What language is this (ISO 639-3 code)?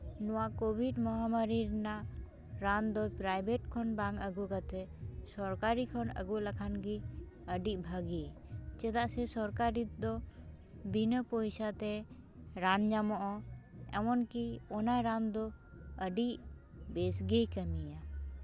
sat